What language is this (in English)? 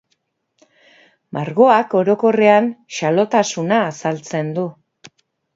Basque